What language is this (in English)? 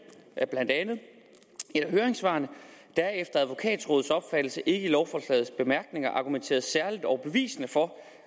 Danish